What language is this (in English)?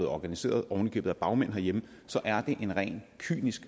Danish